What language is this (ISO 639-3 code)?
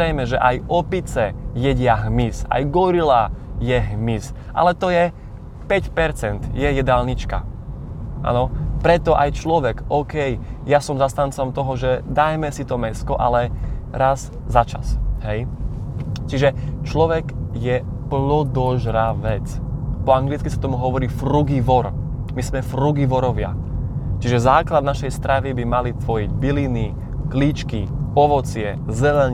slk